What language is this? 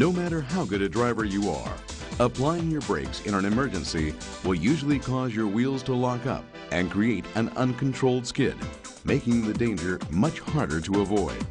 English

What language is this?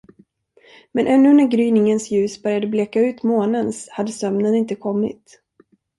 Swedish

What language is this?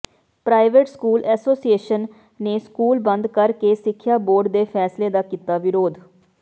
Punjabi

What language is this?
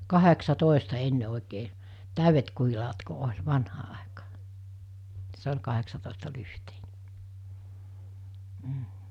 Finnish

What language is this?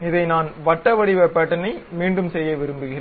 Tamil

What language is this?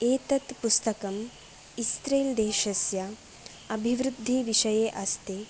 Sanskrit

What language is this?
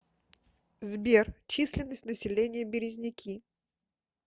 Russian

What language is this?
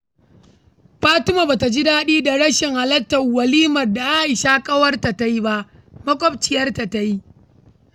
Hausa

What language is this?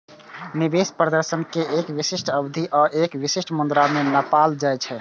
Maithili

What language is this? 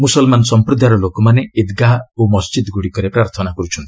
Odia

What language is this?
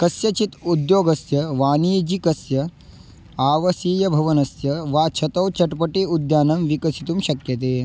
Sanskrit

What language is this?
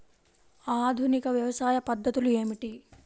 Telugu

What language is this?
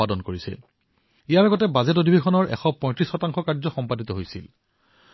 Assamese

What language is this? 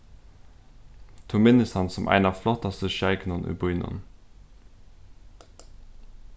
Faroese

